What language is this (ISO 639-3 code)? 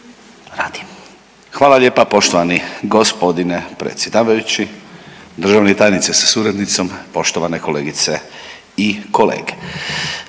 hrv